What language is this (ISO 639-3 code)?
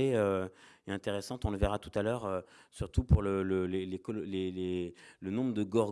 fra